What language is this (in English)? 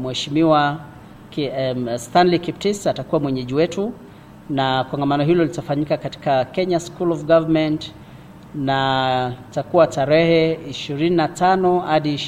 Swahili